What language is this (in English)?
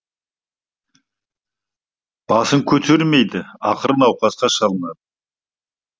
Kazakh